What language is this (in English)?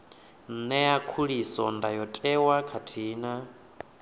Venda